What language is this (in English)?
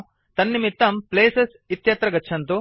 Sanskrit